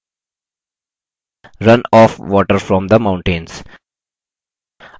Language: Hindi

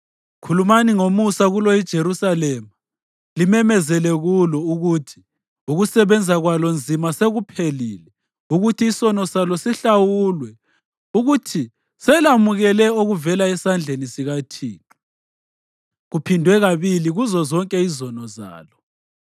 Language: North Ndebele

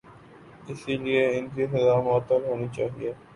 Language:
Urdu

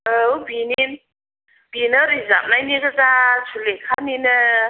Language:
Bodo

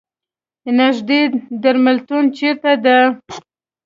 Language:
Pashto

